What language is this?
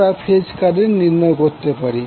Bangla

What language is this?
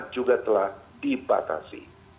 Indonesian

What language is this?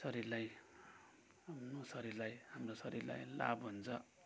Nepali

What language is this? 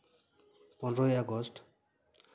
Santali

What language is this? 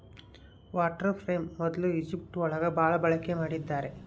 Kannada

